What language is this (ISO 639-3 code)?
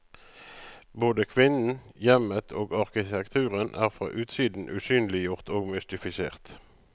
nor